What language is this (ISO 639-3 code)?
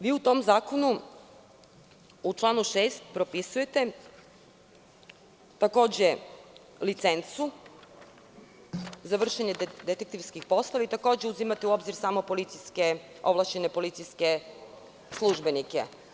srp